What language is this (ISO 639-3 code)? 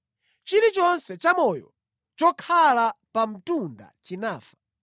nya